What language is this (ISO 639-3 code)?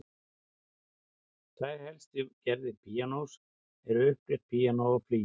isl